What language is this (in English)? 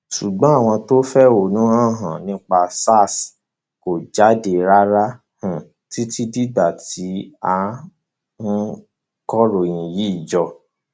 Yoruba